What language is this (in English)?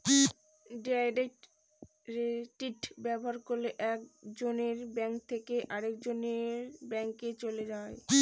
Bangla